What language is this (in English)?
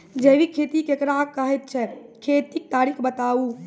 Maithili